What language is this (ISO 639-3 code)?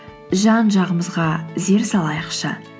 kaz